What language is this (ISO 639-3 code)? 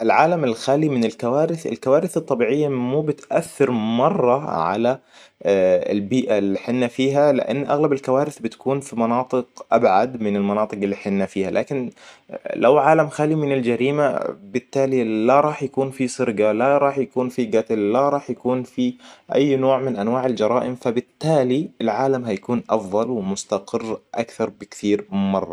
acw